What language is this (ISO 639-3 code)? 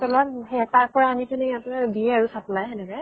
asm